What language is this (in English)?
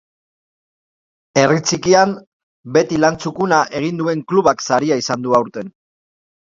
Basque